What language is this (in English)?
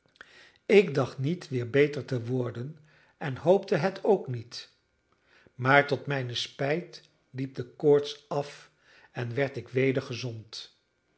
Dutch